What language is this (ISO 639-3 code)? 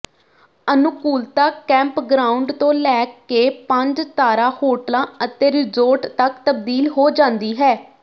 pan